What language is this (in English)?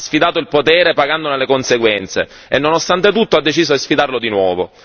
Italian